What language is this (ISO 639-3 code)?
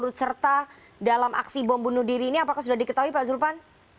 ind